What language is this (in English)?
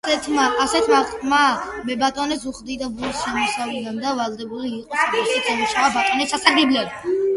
Georgian